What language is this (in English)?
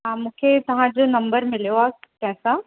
Sindhi